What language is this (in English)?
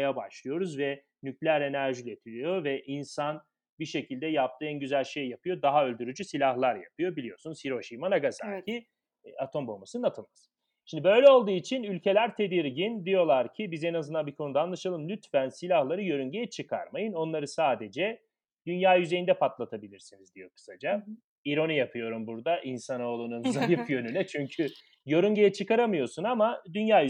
Turkish